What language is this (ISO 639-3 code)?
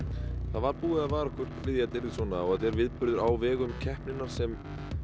isl